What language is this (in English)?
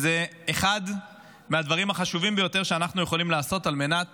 Hebrew